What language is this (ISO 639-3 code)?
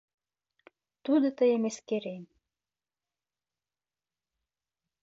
chm